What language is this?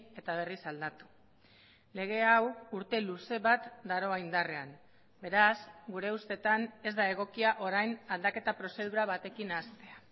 Basque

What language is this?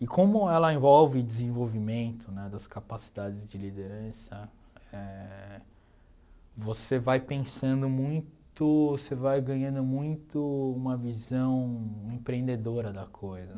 Portuguese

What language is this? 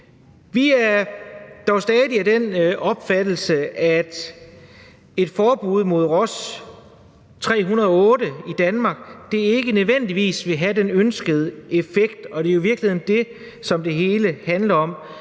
Danish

